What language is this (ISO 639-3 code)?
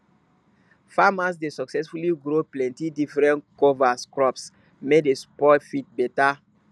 pcm